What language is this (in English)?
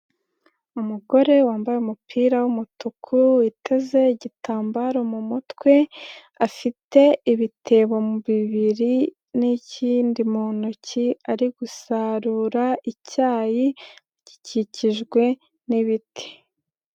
Kinyarwanda